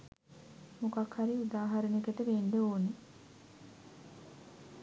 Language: Sinhala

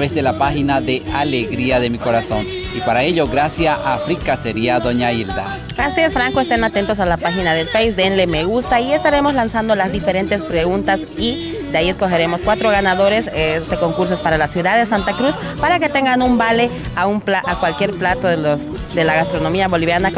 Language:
Spanish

